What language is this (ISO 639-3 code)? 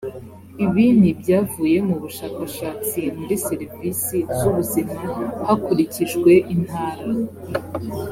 kin